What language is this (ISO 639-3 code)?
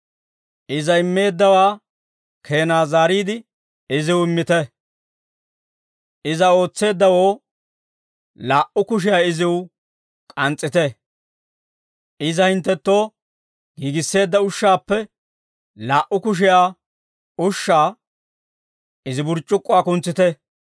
dwr